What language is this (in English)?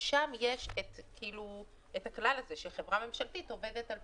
Hebrew